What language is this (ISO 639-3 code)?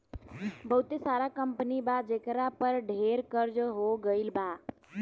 bho